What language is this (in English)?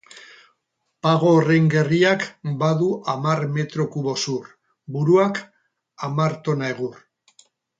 Basque